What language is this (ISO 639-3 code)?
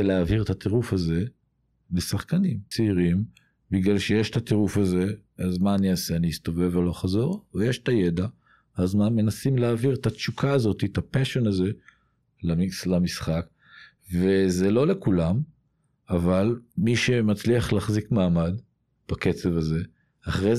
heb